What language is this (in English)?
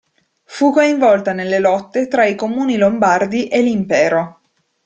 Italian